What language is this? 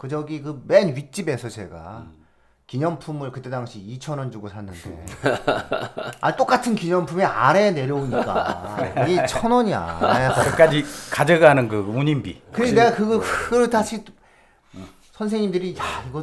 Korean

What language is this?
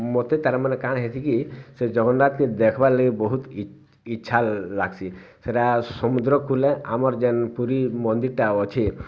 Odia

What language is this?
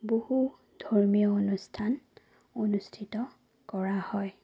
Assamese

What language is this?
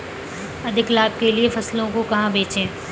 Hindi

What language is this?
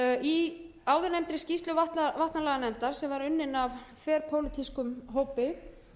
Icelandic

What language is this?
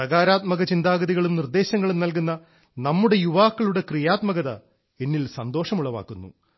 Malayalam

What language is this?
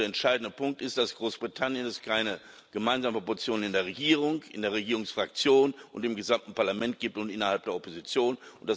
German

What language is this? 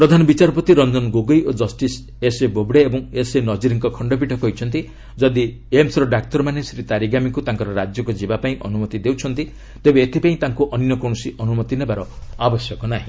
Odia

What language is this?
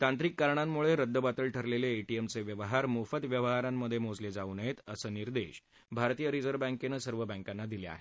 Marathi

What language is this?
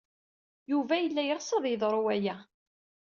Kabyle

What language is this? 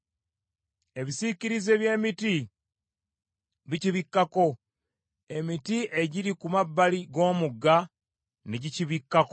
Ganda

